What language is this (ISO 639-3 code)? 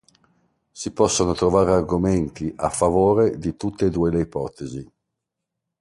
ita